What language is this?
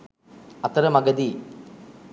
Sinhala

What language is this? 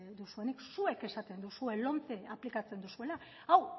Basque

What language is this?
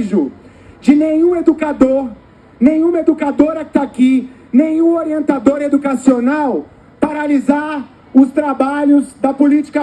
Portuguese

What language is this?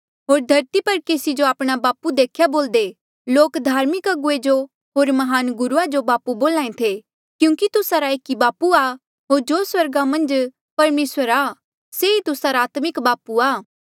Mandeali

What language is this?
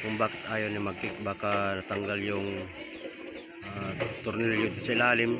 Filipino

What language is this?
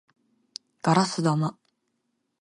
Japanese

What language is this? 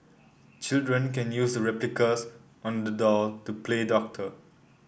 English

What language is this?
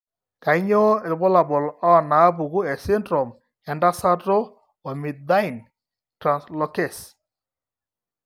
Masai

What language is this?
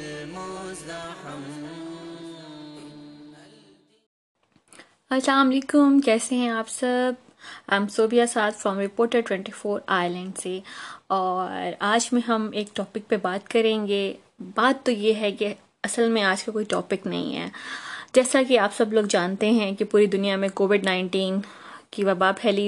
Urdu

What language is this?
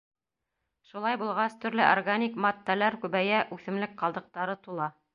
Bashkir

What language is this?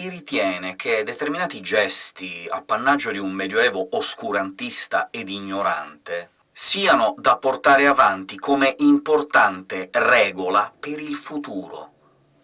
Italian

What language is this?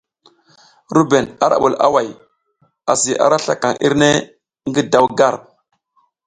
South Giziga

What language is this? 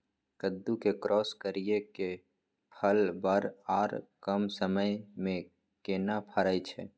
Maithili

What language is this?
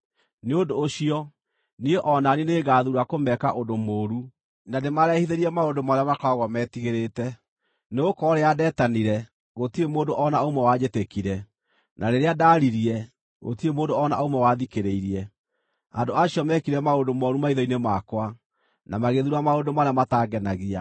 Kikuyu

